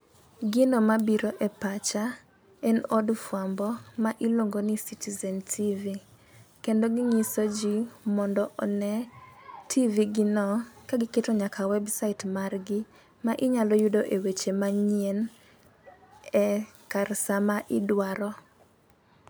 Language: Luo (Kenya and Tanzania)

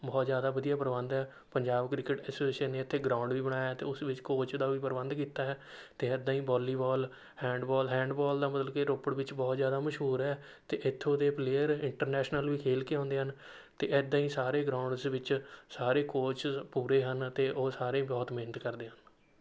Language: Punjabi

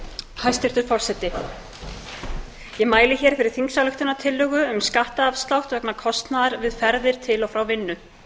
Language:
Icelandic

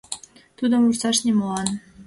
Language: Mari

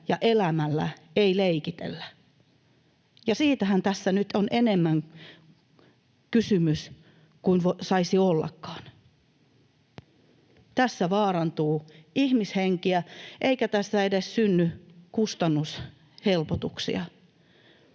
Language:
Finnish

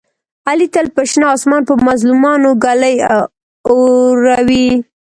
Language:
Pashto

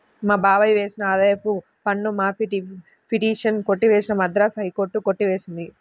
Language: Telugu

